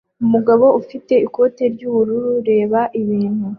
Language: Kinyarwanda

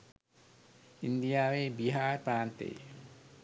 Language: Sinhala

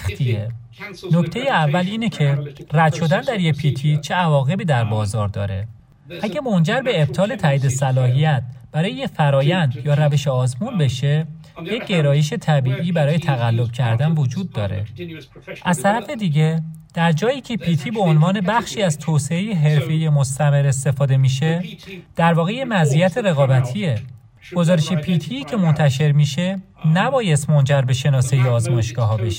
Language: Persian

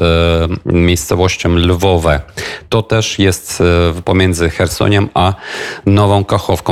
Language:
Polish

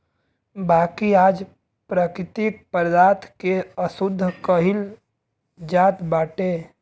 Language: Bhojpuri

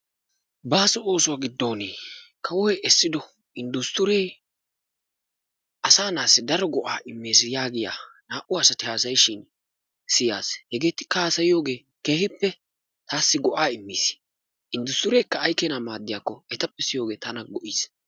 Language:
Wolaytta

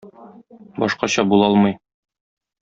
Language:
Tatar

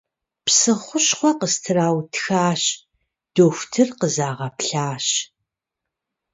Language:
Kabardian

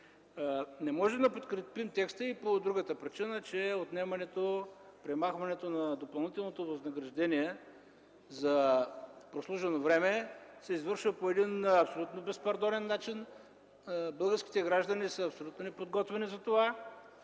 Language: Bulgarian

